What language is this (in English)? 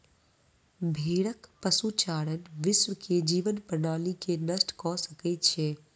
Maithili